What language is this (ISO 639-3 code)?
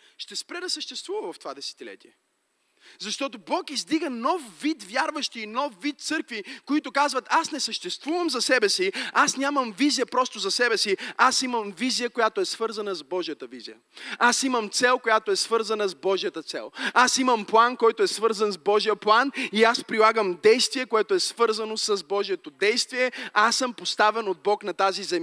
bul